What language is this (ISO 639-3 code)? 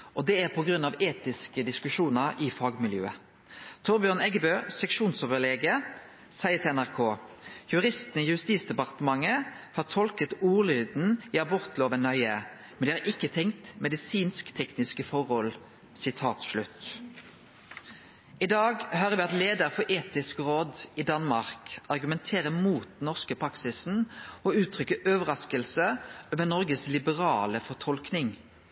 nno